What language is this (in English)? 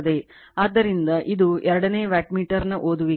Kannada